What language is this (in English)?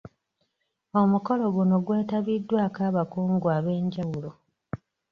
Ganda